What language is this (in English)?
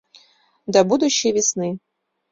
Mari